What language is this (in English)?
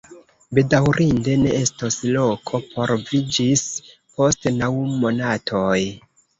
Esperanto